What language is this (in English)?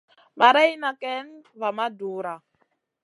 Masana